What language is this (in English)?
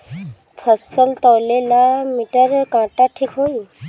Bhojpuri